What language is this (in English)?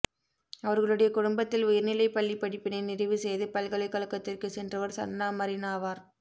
Tamil